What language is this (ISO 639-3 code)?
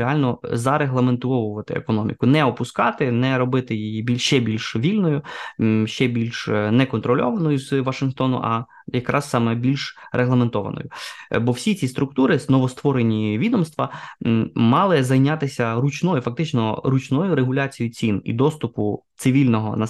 ukr